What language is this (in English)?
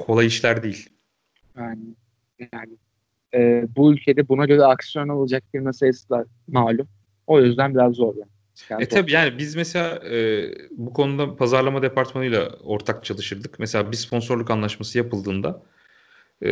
Turkish